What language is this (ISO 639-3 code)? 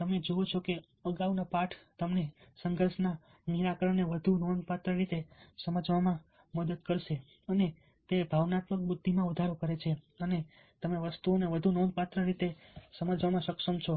guj